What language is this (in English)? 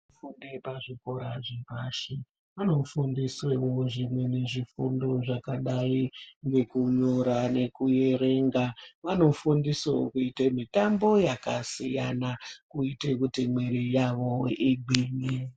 Ndau